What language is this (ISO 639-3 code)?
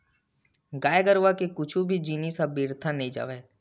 hne